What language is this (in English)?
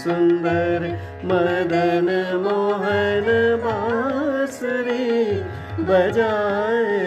Hindi